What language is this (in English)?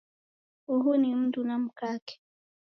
Taita